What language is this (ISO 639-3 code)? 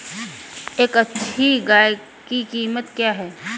hin